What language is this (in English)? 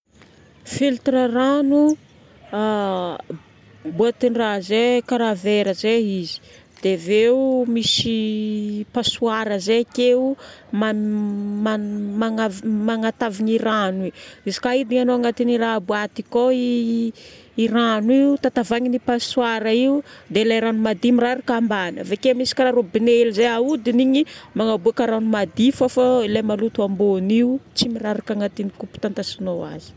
Northern Betsimisaraka Malagasy